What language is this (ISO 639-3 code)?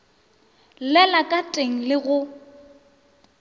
nso